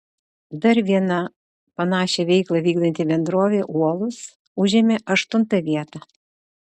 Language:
Lithuanian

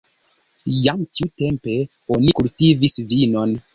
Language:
Esperanto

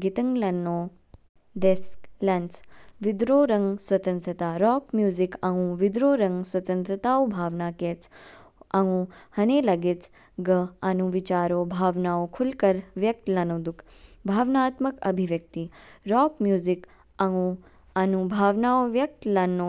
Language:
Kinnauri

